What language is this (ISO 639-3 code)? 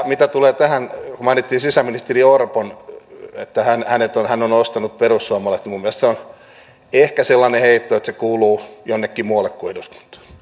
fin